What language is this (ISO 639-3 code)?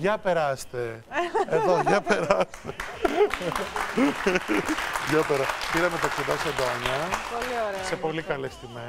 ell